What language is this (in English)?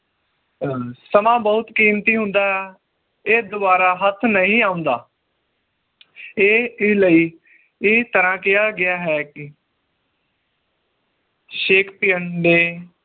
Punjabi